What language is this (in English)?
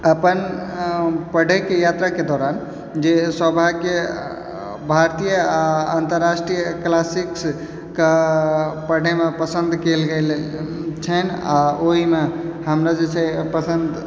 Maithili